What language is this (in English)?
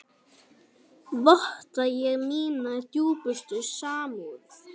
Icelandic